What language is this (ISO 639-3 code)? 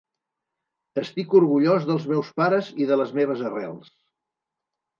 cat